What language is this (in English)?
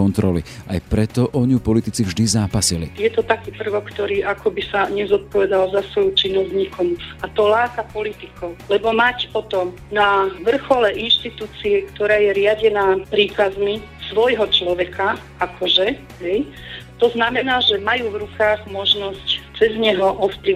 Slovak